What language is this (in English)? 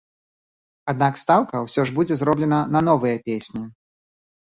Belarusian